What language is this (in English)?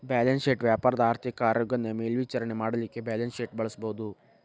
Kannada